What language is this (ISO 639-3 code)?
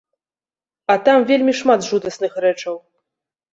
bel